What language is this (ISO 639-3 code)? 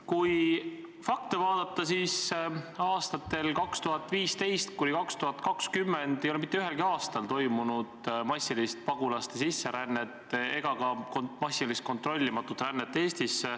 est